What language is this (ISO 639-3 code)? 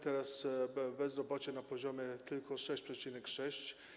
pol